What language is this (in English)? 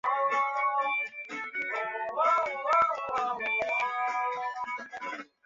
Chinese